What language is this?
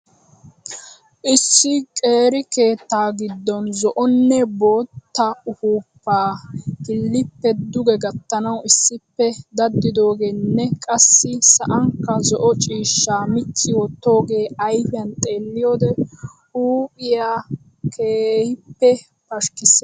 Wolaytta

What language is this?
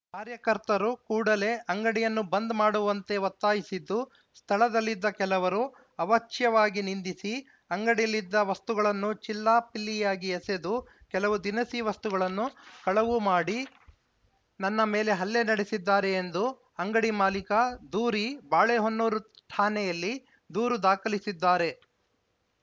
Kannada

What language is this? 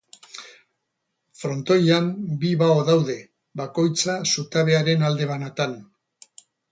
Basque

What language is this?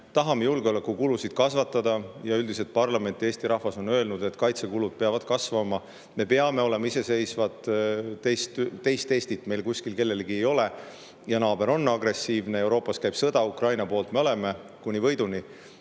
Estonian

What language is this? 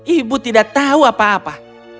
Indonesian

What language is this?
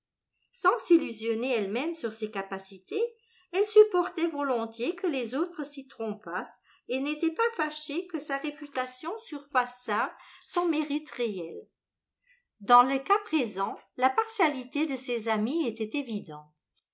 French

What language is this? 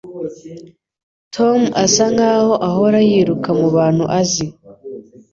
Kinyarwanda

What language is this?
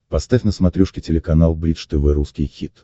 Russian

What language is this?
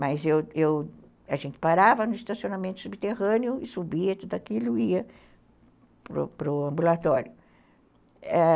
Portuguese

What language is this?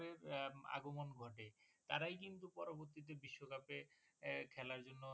Bangla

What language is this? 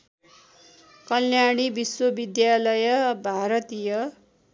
Nepali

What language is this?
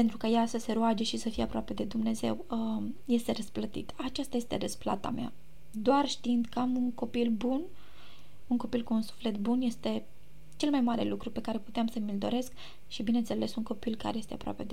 Romanian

